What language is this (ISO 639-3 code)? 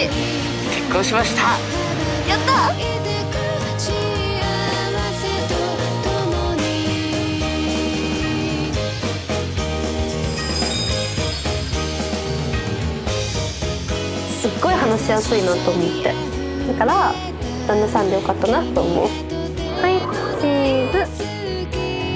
jpn